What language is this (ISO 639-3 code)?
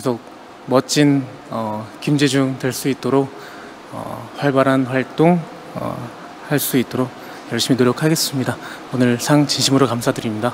kor